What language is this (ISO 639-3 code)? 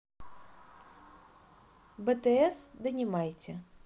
rus